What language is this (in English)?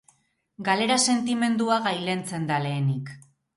Basque